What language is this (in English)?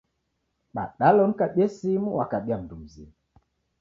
Taita